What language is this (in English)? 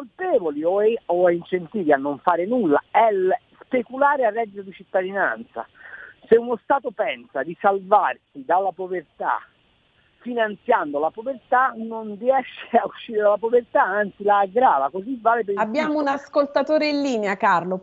Italian